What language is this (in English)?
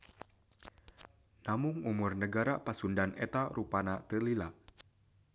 Sundanese